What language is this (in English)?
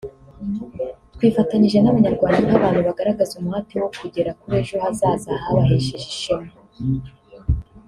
Kinyarwanda